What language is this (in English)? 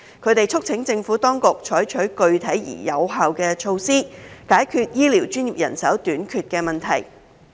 Cantonese